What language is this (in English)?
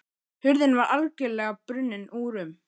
Icelandic